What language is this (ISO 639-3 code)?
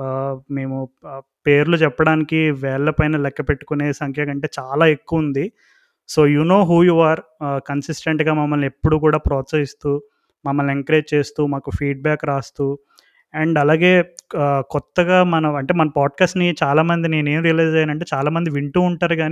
tel